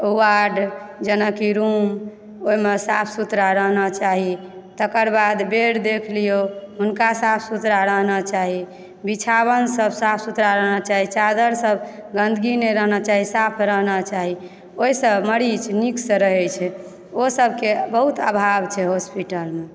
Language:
Maithili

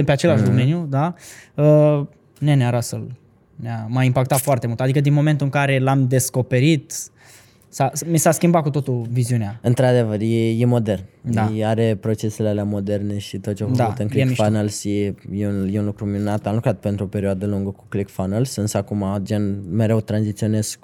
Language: Romanian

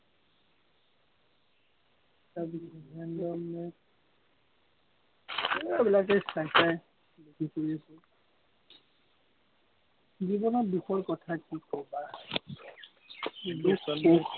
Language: Assamese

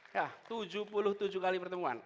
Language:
Indonesian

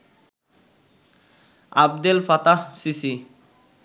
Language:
Bangla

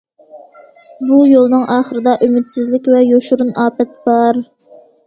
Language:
Uyghur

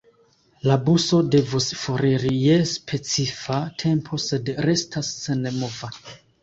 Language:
Esperanto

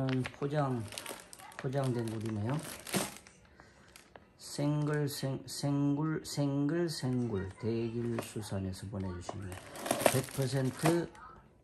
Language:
Korean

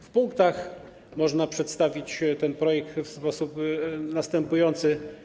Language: Polish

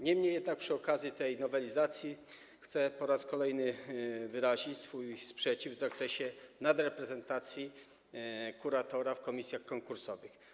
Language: Polish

